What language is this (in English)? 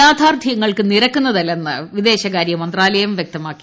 Malayalam